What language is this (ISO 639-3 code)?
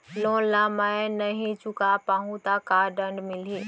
hne